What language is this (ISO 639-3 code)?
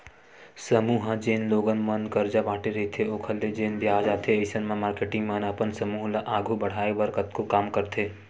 hne